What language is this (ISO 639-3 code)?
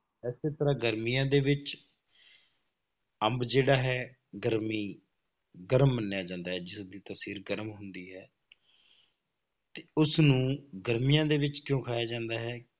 pan